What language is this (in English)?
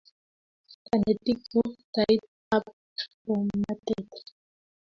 Kalenjin